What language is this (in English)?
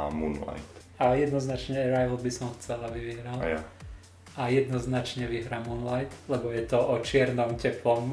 Slovak